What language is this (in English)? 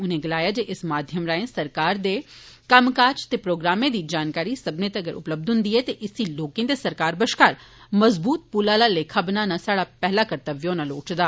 Dogri